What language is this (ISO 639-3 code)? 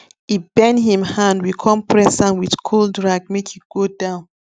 pcm